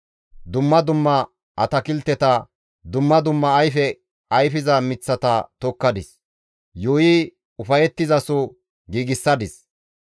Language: Gamo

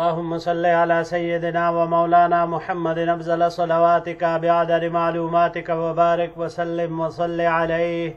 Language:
Arabic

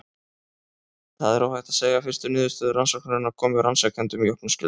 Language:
Icelandic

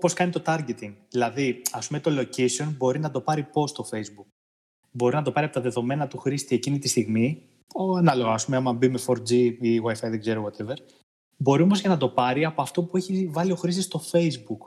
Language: Greek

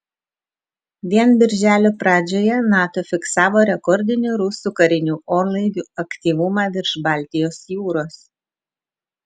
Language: Lithuanian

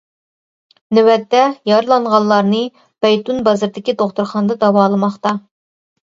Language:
Uyghur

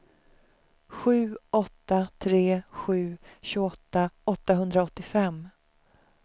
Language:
Swedish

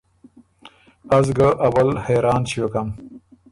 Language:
Ormuri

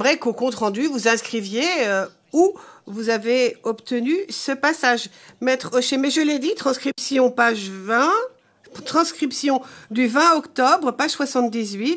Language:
French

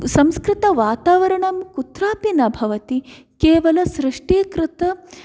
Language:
Sanskrit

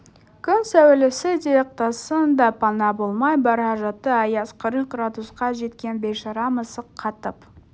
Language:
Kazakh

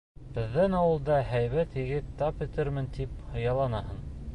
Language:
Bashkir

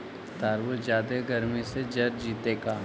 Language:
Magahi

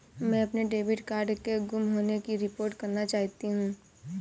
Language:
Hindi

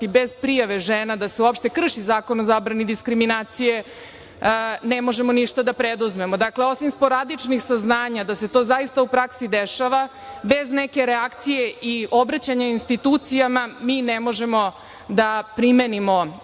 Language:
Serbian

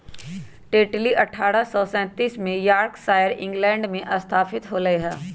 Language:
Magahi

